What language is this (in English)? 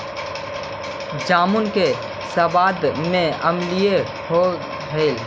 Magahi